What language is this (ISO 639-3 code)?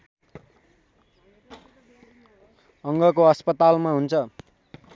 nep